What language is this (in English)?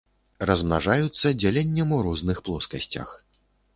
Belarusian